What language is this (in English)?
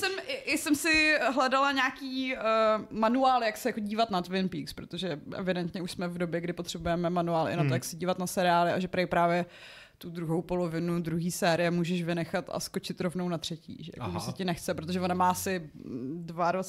Czech